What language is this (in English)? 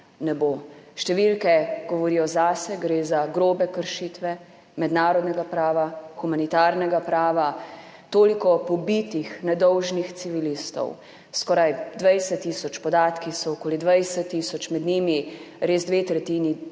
Slovenian